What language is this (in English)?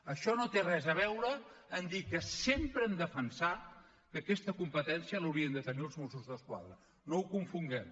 Catalan